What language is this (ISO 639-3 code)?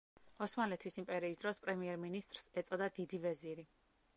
kat